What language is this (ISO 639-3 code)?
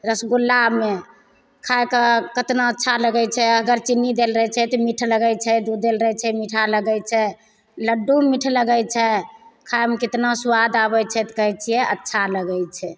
mai